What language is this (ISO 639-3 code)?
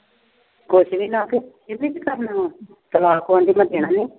pan